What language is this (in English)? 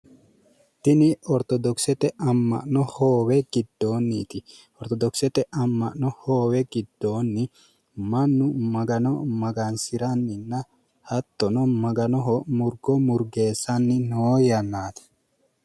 Sidamo